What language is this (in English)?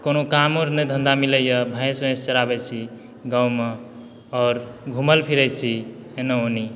Maithili